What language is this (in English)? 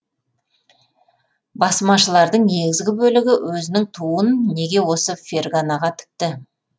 Kazakh